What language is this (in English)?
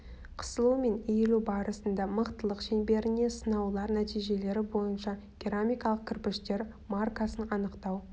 Kazakh